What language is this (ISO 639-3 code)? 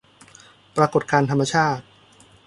tha